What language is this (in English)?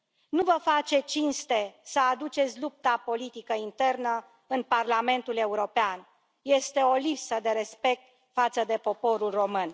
Romanian